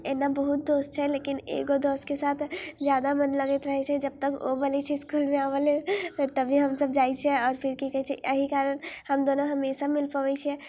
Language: Maithili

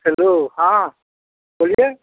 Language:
Maithili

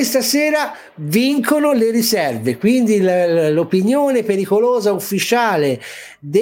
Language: Italian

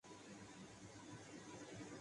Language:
Urdu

